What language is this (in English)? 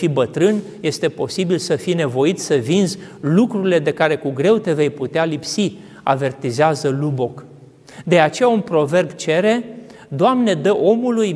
Romanian